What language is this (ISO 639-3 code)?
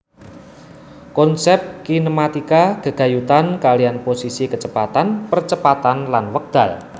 jav